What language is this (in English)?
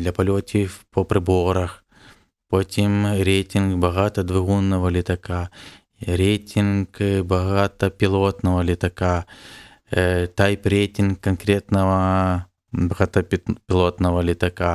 Ukrainian